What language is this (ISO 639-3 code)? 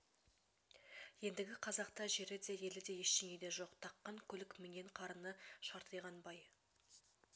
kaz